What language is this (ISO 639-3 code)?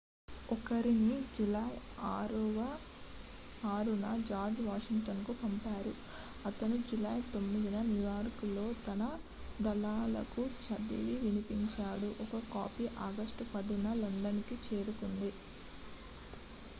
tel